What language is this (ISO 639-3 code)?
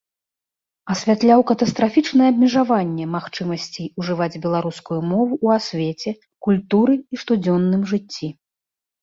bel